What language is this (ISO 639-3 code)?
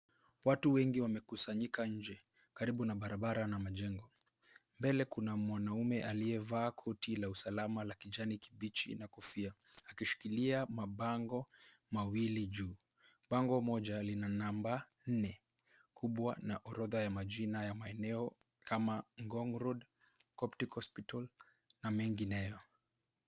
swa